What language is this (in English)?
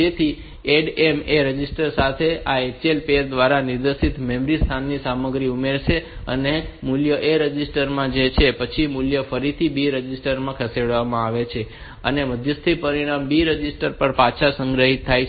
Gujarati